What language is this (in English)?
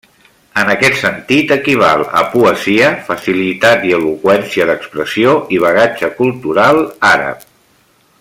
Catalan